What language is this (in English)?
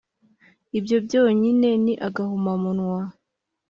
Kinyarwanda